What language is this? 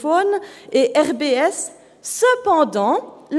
Swiss German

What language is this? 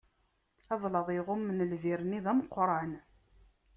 Kabyle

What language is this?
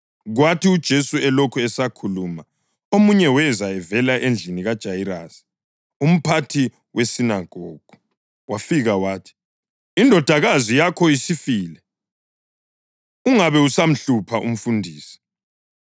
North Ndebele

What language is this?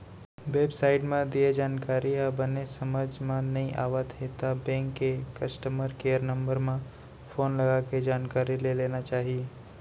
Chhattisgarhi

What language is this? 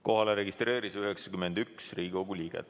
Estonian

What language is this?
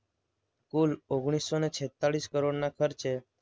Gujarati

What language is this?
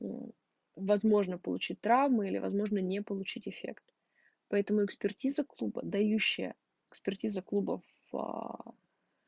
Russian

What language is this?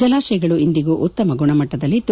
Kannada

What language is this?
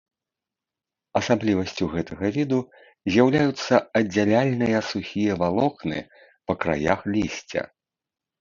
Belarusian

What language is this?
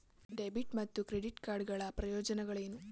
Kannada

